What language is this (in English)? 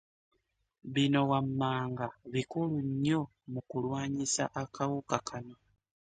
Ganda